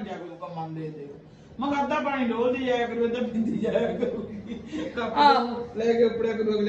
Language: Punjabi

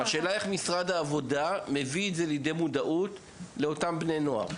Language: Hebrew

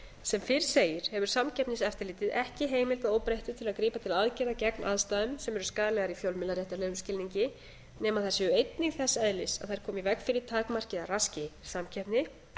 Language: Icelandic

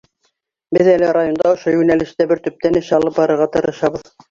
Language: Bashkir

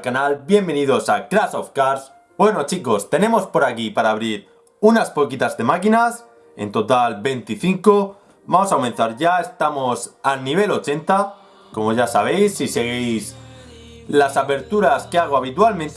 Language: Spanish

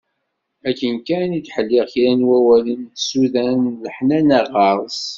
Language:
Kabyle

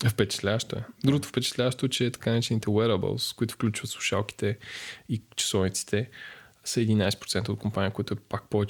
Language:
Bulgarian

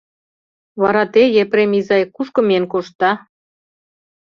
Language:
Mari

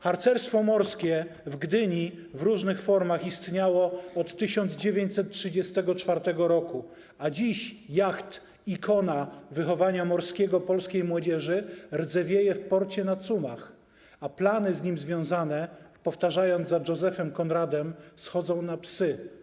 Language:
Polish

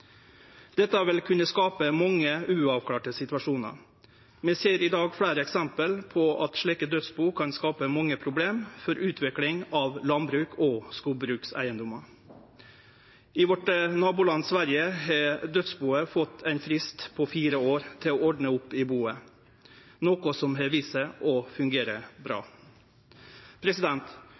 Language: Norwegian Nynorsk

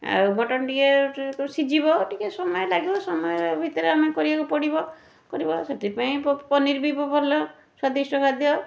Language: Odia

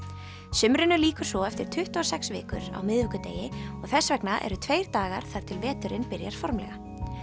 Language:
Icelandic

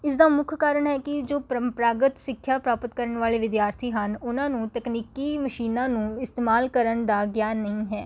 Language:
Punjabi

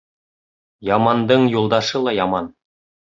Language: Bashkir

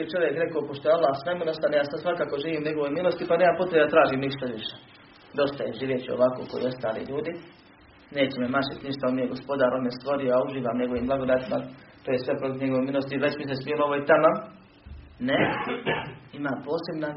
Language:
Croatian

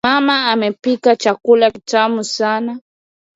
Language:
Swahili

